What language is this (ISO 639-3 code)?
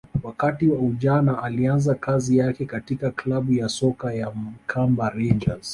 swa